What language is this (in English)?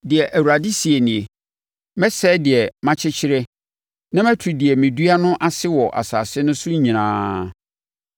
Akan